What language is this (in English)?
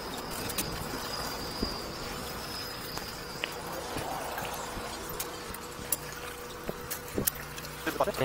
Korean